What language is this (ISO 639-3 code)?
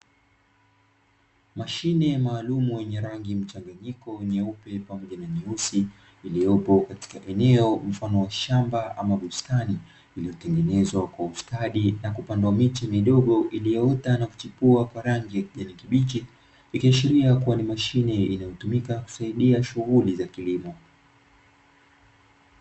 swa